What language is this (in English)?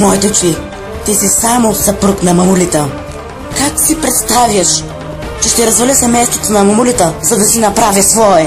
Bulgarian